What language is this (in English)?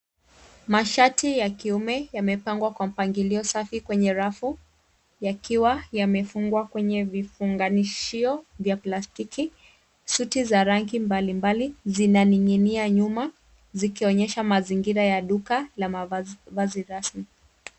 Swahili